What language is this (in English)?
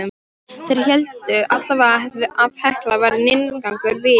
Icelandic